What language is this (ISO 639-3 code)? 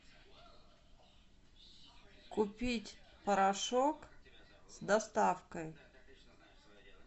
rus